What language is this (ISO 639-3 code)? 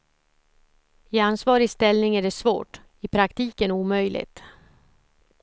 swe